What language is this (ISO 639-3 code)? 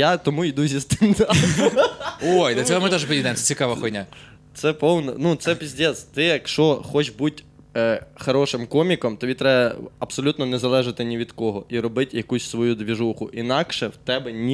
ukr